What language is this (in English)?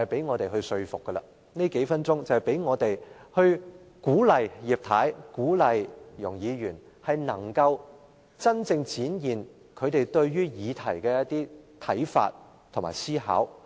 Cantonese